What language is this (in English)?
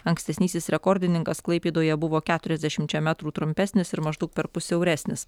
Lithuanian